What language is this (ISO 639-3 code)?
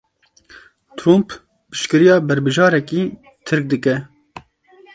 kur